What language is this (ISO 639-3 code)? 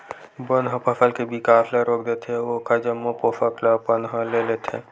hne